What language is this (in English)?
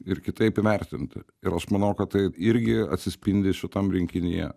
Lithuanian